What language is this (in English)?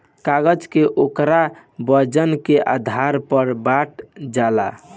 Bhojpuri